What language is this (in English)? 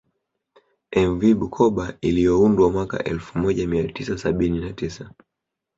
Swahili